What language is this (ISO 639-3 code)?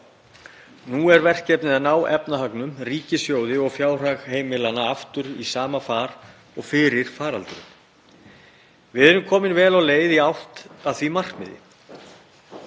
isl